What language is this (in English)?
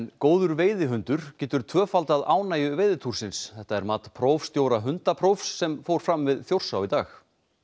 Icelandic